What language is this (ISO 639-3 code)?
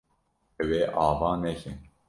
kur